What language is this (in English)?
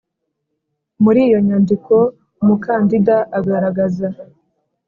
Kinyarwanda